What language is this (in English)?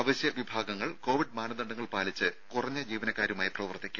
Malayalam